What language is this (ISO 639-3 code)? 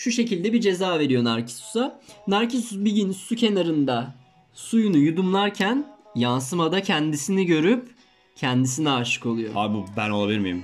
tur